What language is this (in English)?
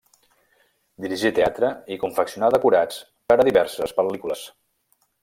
Catalan